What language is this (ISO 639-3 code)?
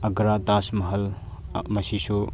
mni